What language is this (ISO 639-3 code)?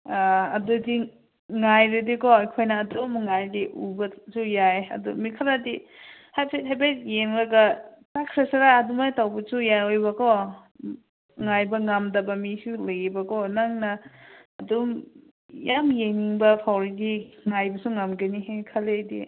mni